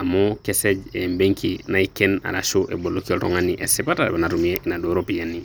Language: Masai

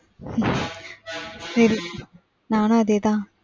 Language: Tamil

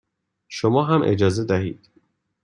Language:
Persian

